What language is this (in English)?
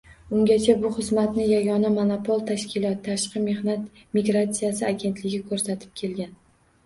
Uzbek